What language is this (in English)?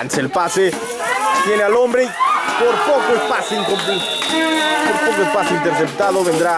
Spanish